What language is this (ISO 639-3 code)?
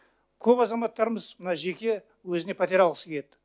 kaz